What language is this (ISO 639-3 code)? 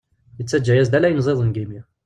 kab